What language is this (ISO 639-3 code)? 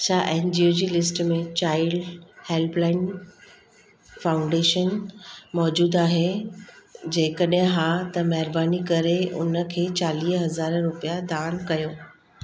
snd